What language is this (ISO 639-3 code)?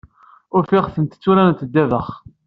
kab